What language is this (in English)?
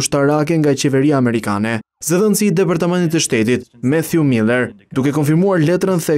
Romanian